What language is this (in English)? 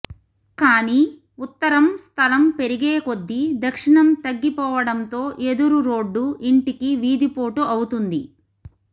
Telugu